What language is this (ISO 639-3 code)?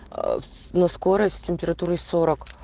rus